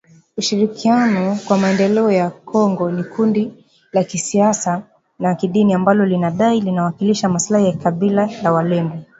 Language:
Swahili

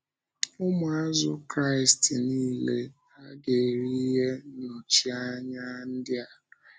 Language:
Igbo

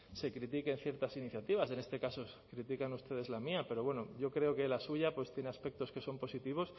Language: Spanish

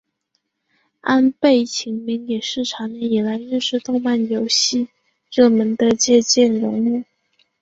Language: Chinese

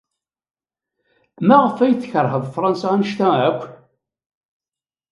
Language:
Kabyle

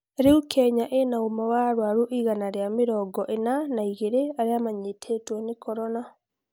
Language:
Kikuyu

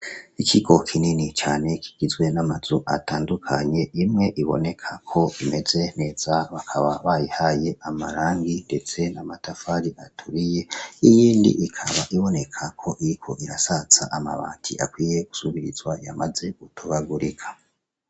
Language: Rundi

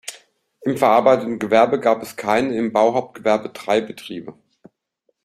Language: German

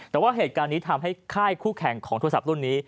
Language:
Thai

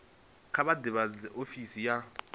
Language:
Venda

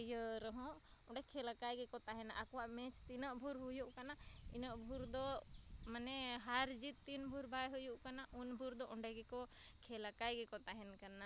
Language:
Santali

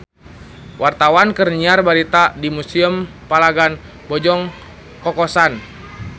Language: Sundanese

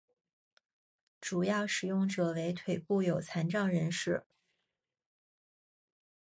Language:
Chinese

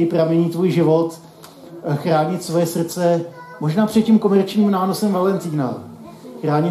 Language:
Czech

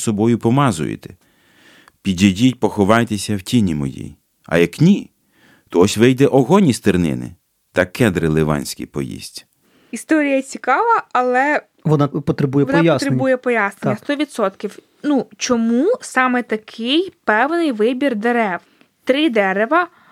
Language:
Ukrainian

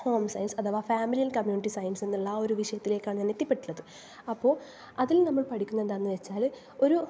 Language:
Malayalam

